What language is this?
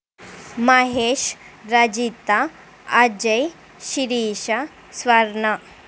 Telugu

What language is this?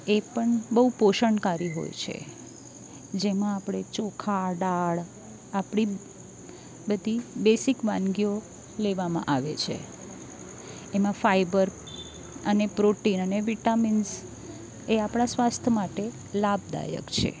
Gujarati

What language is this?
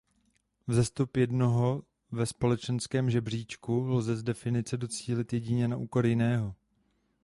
Czech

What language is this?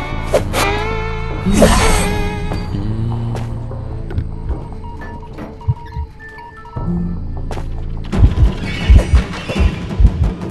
English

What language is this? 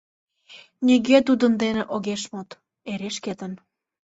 Mari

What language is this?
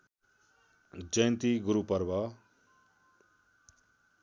Nepali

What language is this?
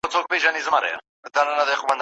Pashto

